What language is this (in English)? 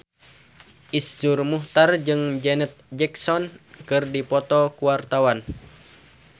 Sundanese